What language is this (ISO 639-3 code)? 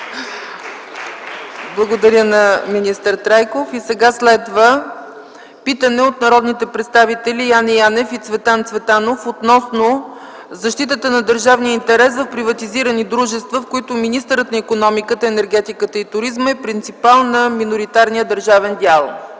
bul